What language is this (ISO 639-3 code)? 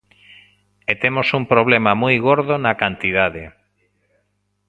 glg